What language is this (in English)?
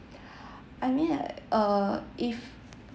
English